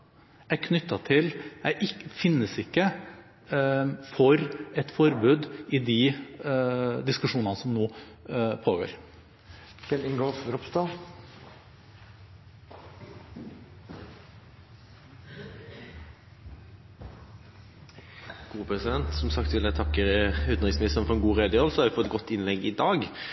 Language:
Norwegian Bokmål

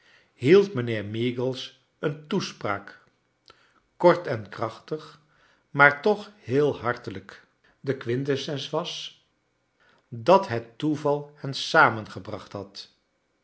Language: Dutch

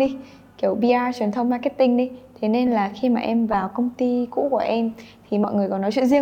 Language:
Vietnamese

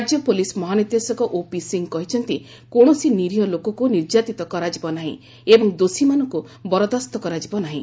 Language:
Odia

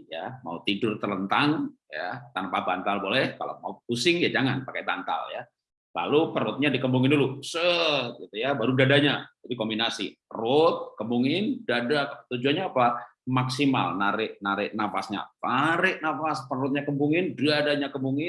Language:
Indonesian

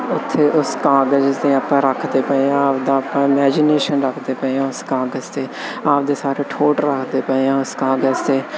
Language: Punjabi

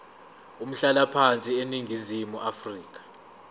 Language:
Zulu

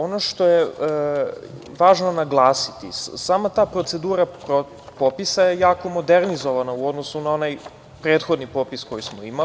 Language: Serbian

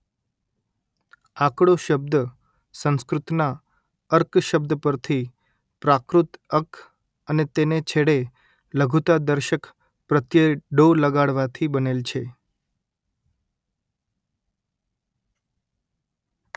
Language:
Gujarati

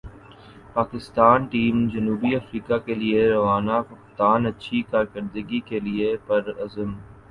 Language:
Urdu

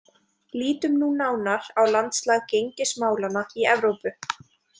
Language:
Icelandic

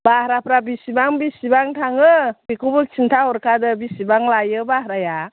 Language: Bodo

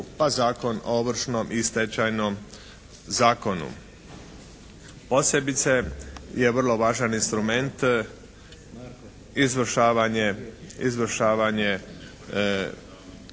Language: Croatian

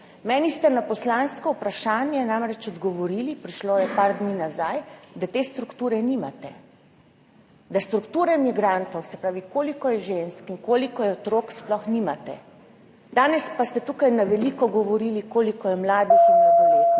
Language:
Slovenian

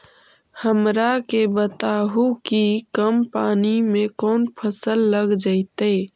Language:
Magahi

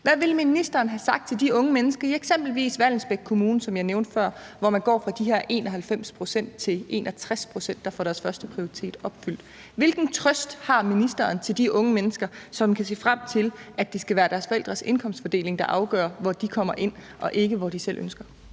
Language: Danish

